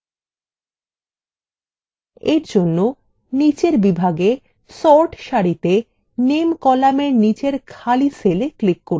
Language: Bangla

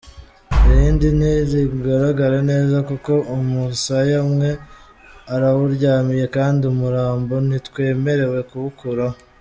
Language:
Kinyarwanda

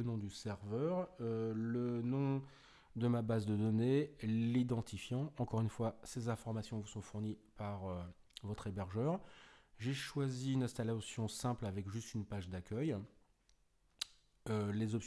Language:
French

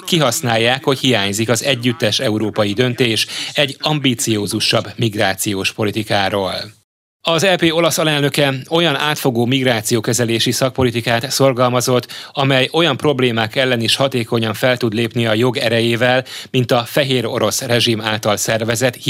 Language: Hungarian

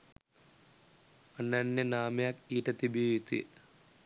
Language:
Sinhala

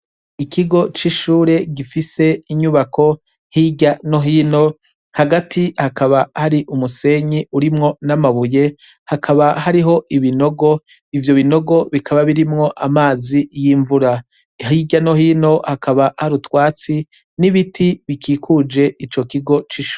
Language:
Rundi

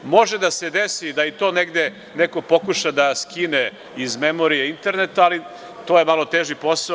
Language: Serbian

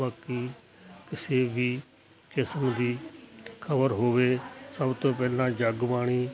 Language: Punjabi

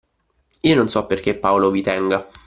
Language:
Italian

